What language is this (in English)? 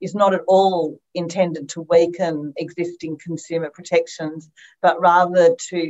Romanian